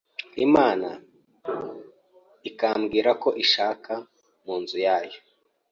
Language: Kinyarwanda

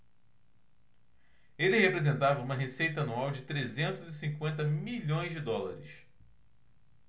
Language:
Portuguese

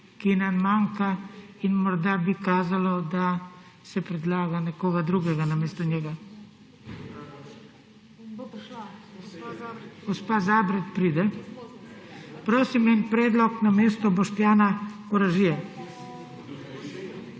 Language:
Slovenian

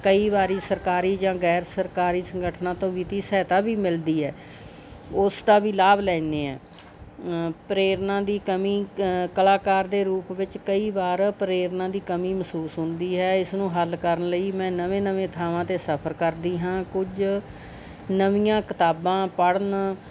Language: Punjabi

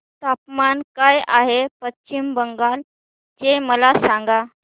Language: Marathi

